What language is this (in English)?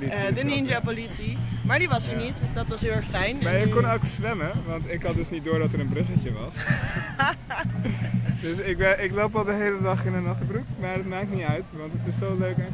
Dutch